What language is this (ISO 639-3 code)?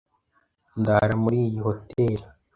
kin